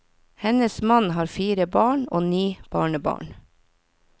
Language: Norwegian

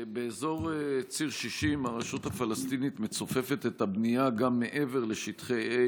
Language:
Hebrew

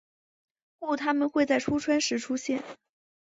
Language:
Chinese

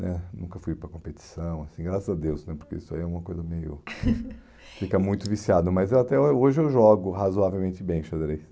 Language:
Portuguese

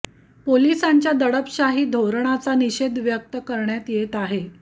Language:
Marathi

